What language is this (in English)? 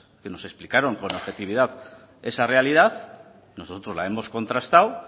Spanish